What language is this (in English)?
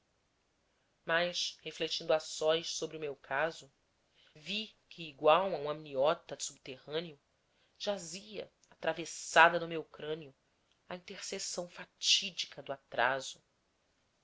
Portuguese